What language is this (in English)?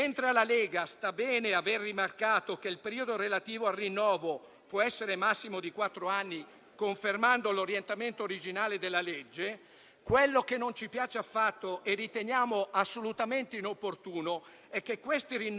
Italian